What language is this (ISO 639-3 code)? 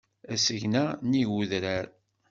kab